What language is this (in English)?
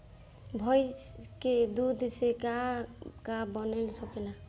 Bhojpuri